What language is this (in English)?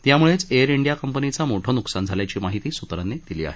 Marathi